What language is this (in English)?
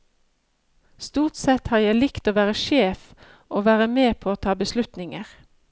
Norwegian